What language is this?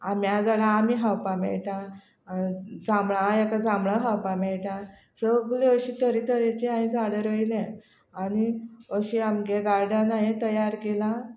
Konkani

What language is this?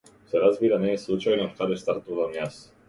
Macedonian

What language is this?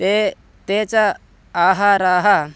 Sanskrit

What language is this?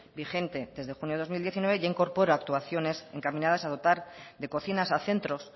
Spanish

